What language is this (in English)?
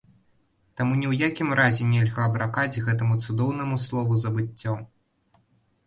Belarusian